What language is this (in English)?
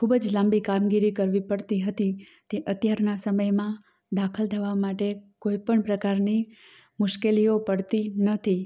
Gujarati